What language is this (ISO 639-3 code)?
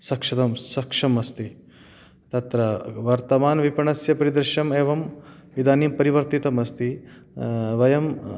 san